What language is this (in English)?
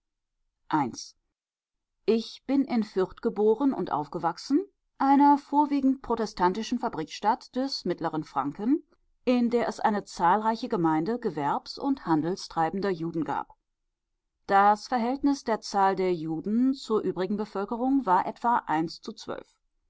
German